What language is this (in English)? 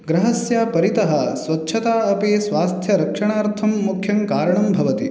Sanskrit